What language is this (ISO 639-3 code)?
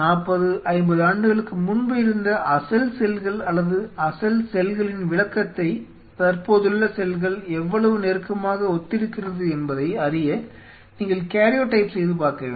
tam